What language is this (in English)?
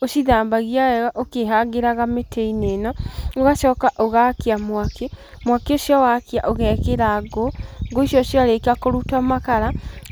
Kikuyu